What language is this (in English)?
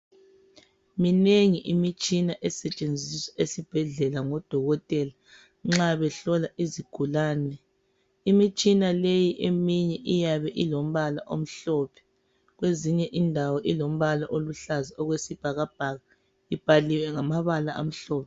North Ndebele